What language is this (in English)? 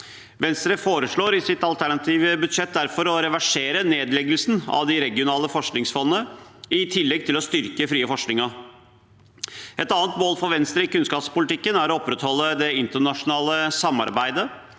Norwegian